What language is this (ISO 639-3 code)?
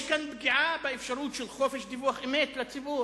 heb